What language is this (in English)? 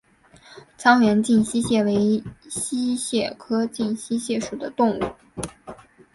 Chinese